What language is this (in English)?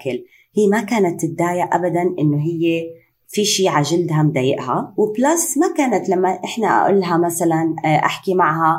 Arabic